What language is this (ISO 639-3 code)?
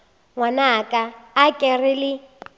nso